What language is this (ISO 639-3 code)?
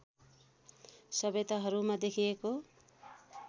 nep